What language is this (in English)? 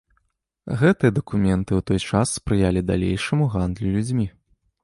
Belarusian